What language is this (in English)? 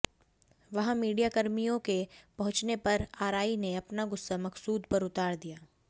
Hindi